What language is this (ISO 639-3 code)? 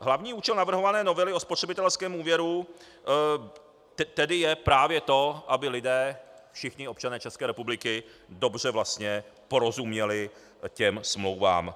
ces